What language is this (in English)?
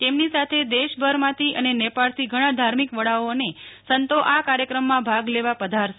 Gujarati